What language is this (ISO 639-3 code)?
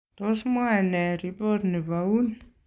kln